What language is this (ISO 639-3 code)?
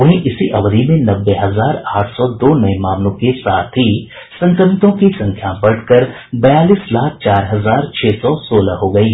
hin